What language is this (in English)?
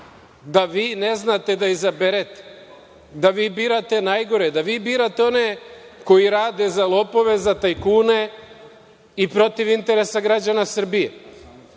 Serbian